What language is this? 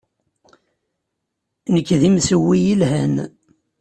Kabyle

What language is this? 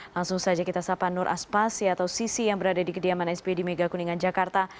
Indonesian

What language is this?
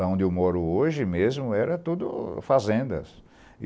Portuguese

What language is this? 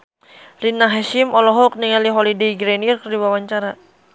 Sundanese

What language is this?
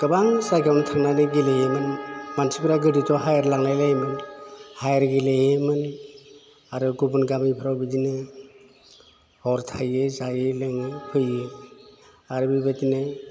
Bodo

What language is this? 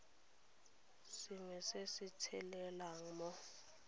Tswana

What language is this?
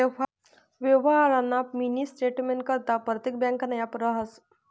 Marathi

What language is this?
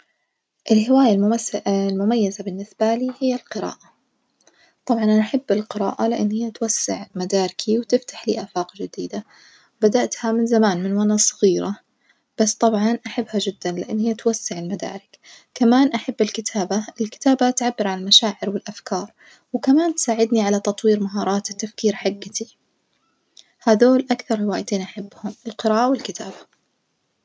Najdi Arabic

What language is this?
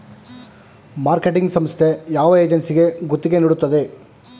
Kannada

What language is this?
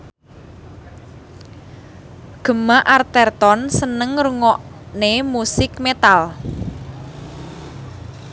Javanese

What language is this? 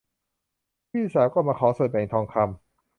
Thai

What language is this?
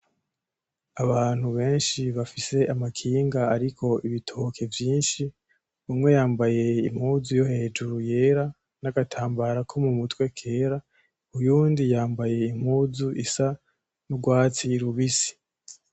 Rundi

